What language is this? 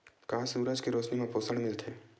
Chhattisgarhi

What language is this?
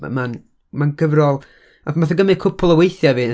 Welsh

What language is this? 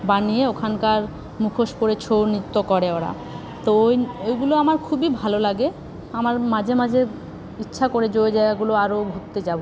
Bangla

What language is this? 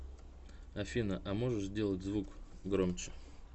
Russian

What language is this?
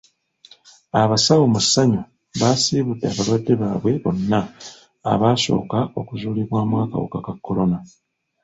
Ganda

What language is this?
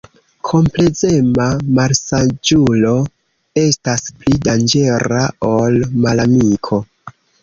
Esperanto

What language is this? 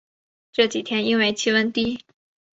Chinese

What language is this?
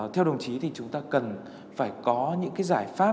Vietnamese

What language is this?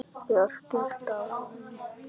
Icelandic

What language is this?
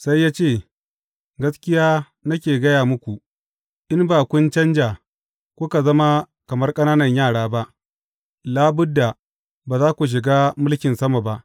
Hausa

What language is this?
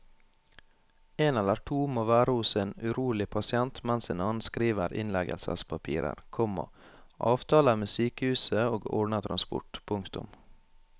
Norwegian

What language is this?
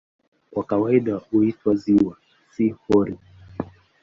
Swahili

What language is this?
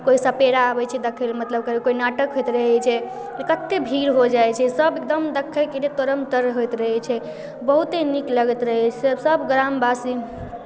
Maithili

